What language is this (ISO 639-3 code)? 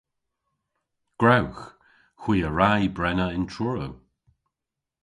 cor